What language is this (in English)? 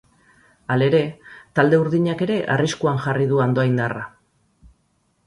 Basque